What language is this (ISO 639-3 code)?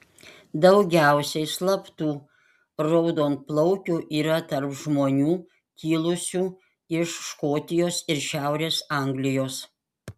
lit